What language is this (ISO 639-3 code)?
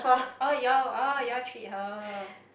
eng